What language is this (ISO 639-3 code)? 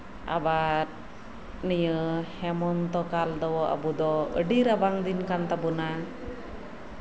sat